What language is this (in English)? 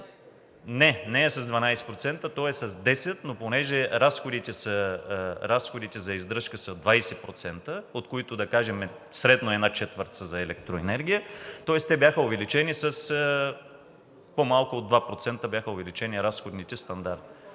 Bulgarian